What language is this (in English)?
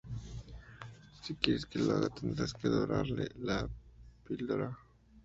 Spanish